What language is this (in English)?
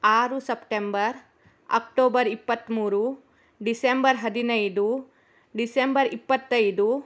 Kannada